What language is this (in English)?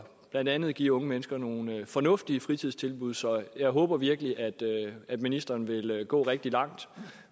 Danish